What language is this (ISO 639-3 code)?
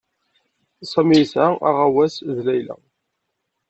kab